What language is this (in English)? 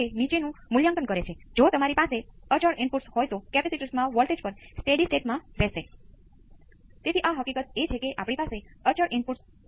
Gujarati